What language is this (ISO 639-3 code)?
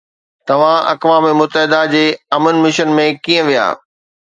snd